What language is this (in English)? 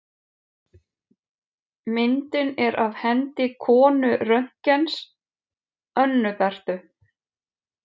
Icelandic